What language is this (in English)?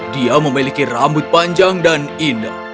Indonesian